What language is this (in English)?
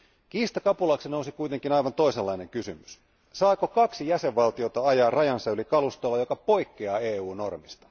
Finnish